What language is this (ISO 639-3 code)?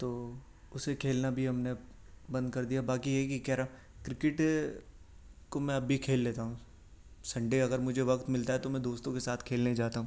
urd